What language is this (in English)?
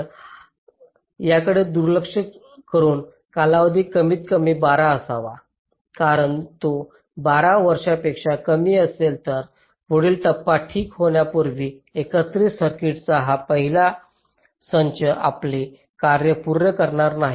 Marathi